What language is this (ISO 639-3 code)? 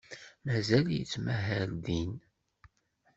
kab